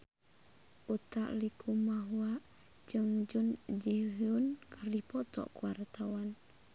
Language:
Sundanese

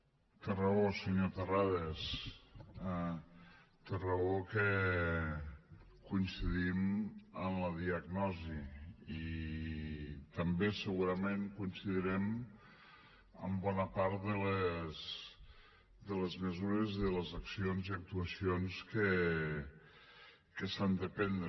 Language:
Catalan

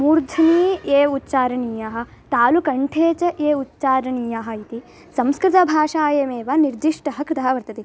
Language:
Sanskrit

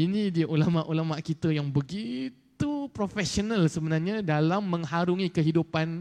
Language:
Malay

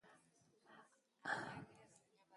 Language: Basque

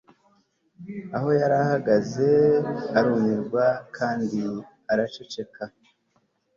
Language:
Kinyarwanda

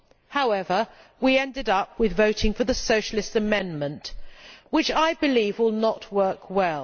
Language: English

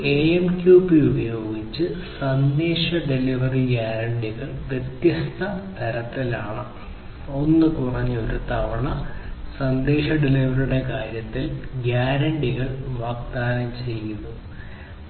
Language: Malayalam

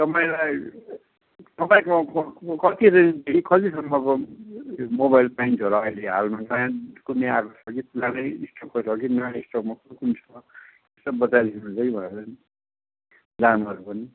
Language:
Nepali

